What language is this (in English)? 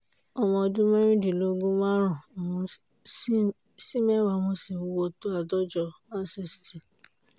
Yoruba